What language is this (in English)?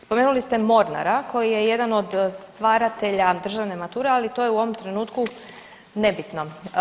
Croatian